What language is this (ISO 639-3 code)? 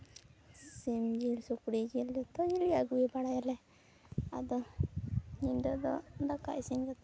sat